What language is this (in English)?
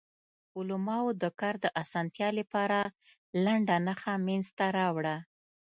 Pashto